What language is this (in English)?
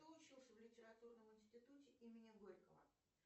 Russian